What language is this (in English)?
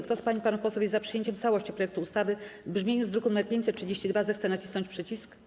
Polish